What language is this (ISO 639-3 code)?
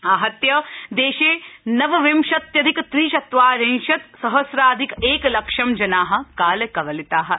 san